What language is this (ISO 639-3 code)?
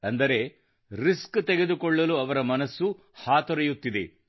kan